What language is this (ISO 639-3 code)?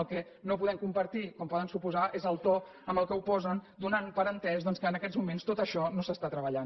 cat